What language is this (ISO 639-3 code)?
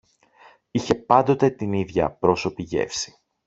ell